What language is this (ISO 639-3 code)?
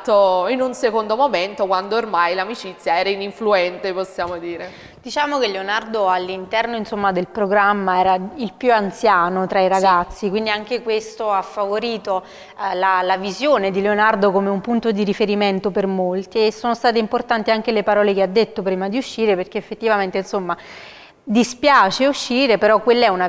ita